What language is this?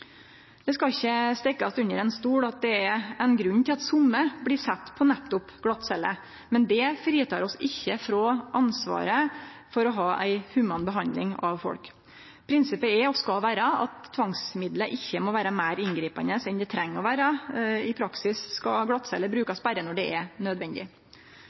Norwegian Nynorsk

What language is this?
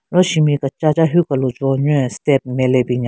Southern Rengma Naga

